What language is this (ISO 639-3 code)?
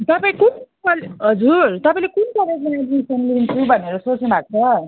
nep